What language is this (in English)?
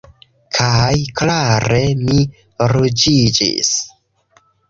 Esperanto